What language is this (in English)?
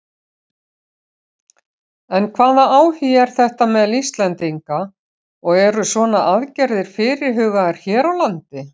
Icelandic